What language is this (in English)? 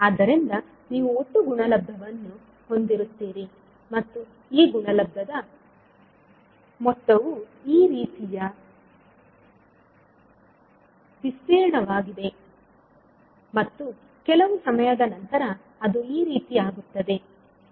Kannada